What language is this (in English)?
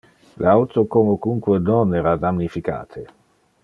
Interlingua